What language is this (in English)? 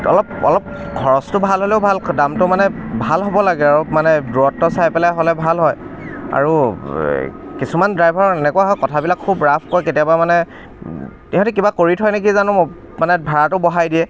Assamese